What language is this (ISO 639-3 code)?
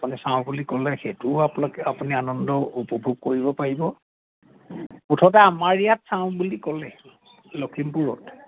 asm